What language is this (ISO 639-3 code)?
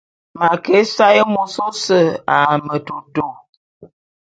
bum